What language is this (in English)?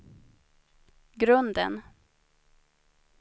Swedish